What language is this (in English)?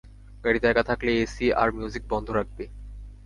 Bangla